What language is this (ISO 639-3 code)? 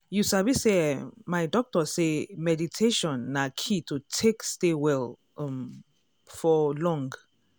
pcm